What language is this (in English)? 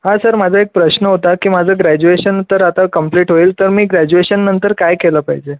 Marathi